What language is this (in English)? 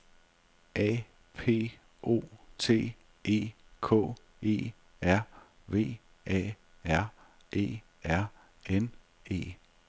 Danish